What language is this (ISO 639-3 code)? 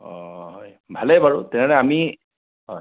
asm